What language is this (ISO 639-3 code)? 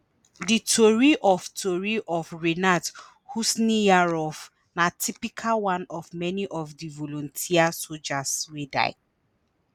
pcm